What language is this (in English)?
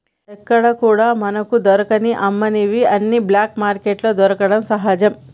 Telugu